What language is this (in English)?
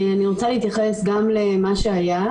Hebrew